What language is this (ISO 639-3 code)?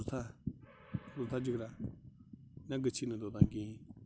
kas